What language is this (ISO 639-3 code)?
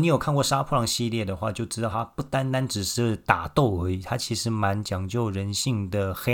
zho